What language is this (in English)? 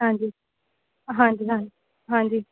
Punjabi